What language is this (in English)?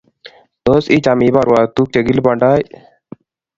Kalenjin